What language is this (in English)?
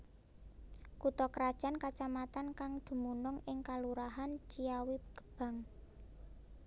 Javanese